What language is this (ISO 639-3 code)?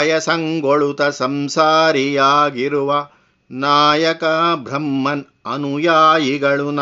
kan